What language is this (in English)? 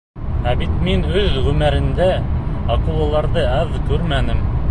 Bashkir